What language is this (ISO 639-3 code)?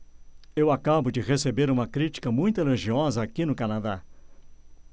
por